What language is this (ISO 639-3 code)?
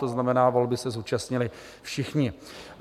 ces